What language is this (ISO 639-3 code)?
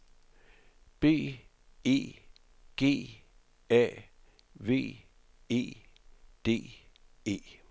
dan